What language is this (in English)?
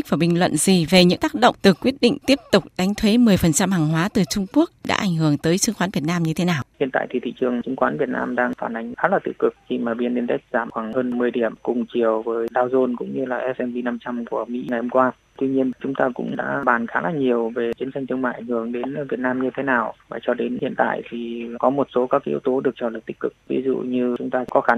Vietnamese